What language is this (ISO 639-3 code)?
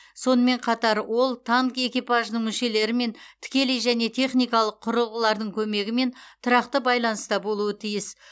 kaz